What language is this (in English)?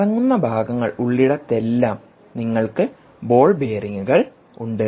Malayalam